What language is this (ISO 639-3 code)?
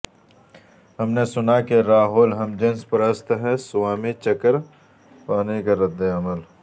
urd